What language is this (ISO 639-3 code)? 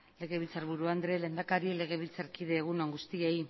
eus